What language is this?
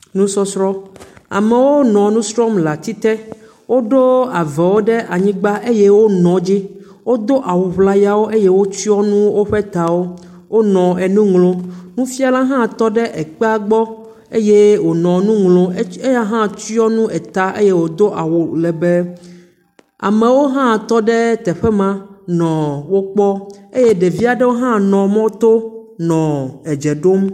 Ewe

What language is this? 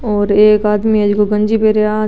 Marwari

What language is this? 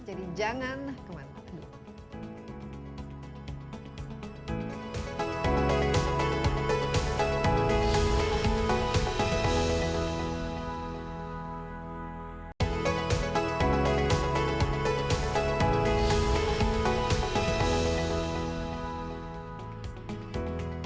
Indonesian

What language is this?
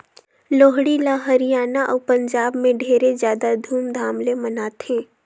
Chhattisgarhi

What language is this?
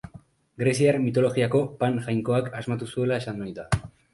Basque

